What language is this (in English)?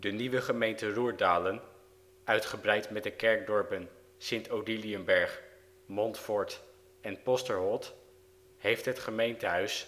Dutch